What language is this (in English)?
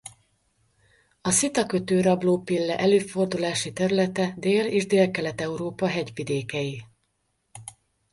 Hungarian